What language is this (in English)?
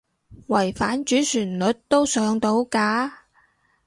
Cantonese